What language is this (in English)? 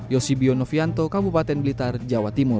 Indonesian